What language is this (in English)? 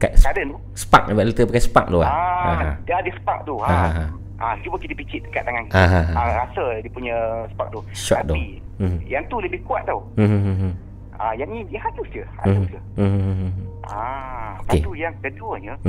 Malay